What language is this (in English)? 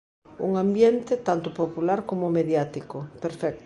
Galician